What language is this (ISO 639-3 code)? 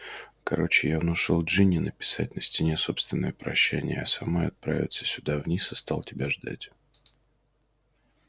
rus